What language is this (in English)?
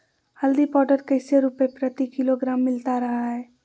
Magahi